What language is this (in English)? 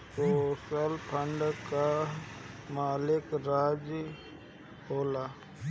Bhojpuri